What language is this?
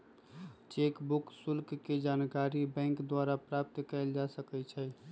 Magahi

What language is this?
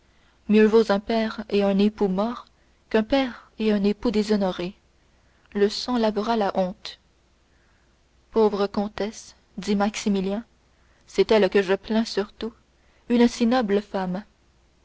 French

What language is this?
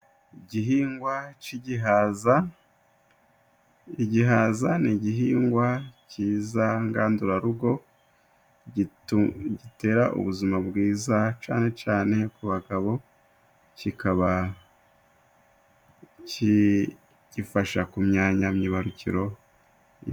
Kinyarwanda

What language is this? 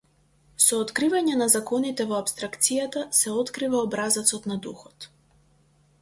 Macedonian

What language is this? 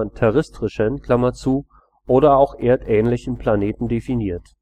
German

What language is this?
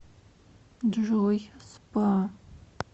Russian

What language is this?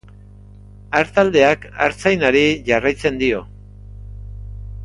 Basque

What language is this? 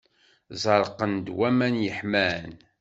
Kabyle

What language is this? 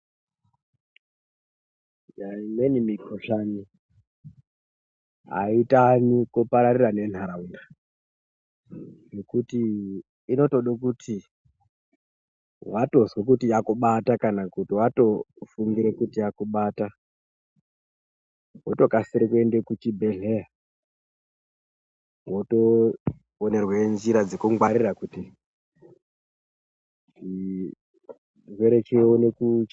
Ndau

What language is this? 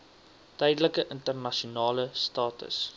Afrikaans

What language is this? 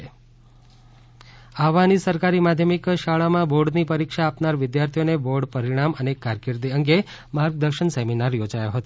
Gujarati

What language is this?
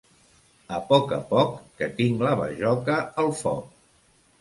Catalan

